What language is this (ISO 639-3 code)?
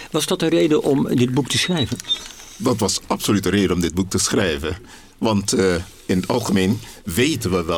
nld